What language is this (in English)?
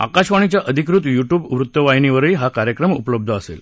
Marathi